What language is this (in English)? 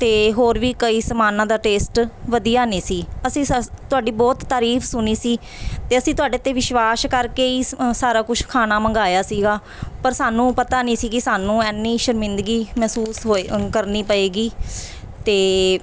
Punjabi